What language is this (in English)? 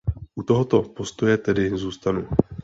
Czech